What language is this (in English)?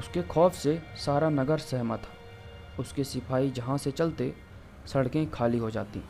Hindi